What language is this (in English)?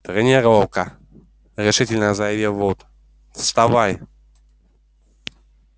Russian